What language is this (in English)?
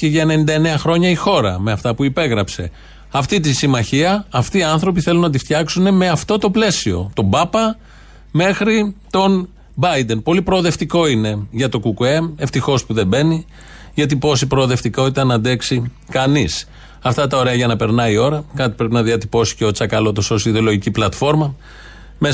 Greek